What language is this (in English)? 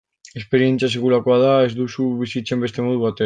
Basque